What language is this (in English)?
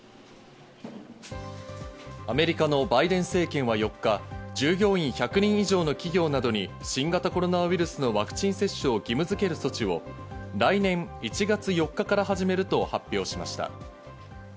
Japanese